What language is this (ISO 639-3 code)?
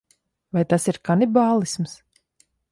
lav